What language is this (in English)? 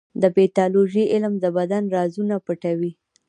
Pashto